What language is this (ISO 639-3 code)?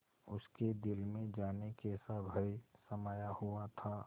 hin